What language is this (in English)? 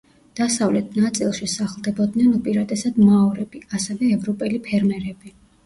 Georgian